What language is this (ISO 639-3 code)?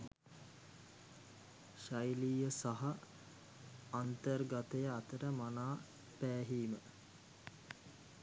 sin